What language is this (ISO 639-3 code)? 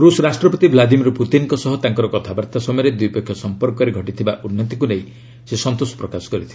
ori